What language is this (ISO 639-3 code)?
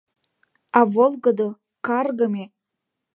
chm